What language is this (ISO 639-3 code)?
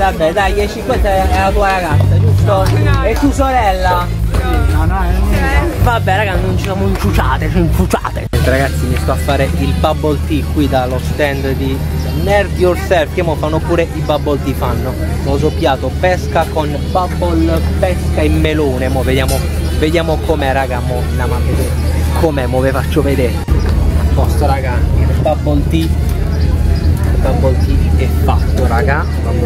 ita